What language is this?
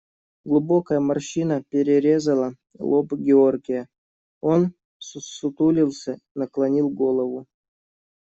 Russian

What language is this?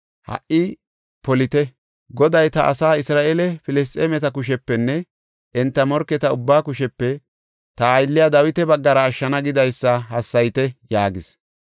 Gofa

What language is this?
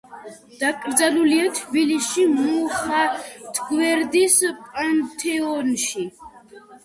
Georgian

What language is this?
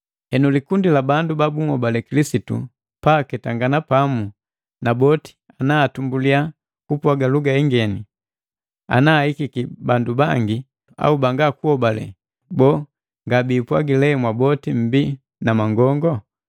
Matengo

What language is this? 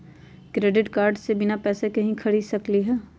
Magahi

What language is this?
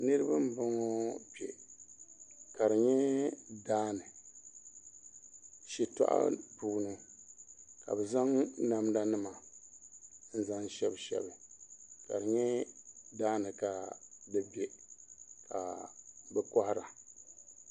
Dagbani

